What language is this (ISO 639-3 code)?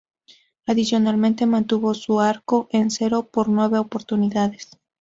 spa